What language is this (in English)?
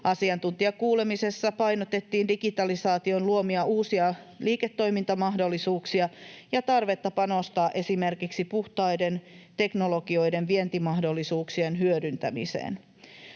Finnish